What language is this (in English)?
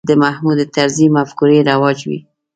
Pashto